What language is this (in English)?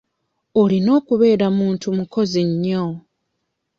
Ganda